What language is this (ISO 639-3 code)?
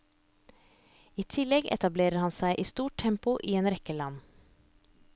nor